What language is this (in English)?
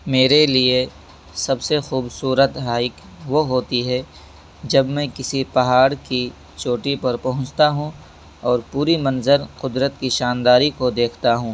Urdu